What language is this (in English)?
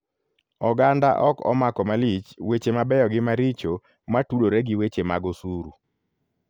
Luo (Kenya and Tanzania)